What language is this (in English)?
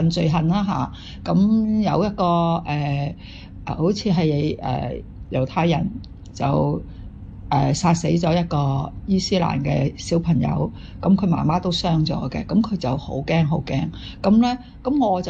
Chinese